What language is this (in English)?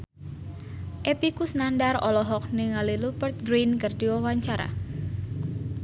Sundanese